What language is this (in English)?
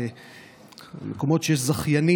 Hebrew